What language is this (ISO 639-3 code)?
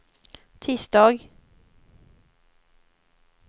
swe